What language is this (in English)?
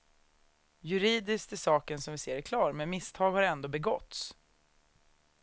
Swedish